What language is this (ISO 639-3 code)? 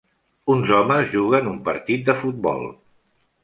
cat